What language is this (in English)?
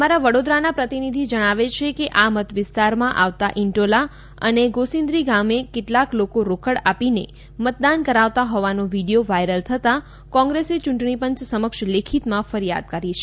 Gujarati